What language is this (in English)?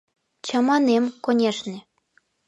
Mari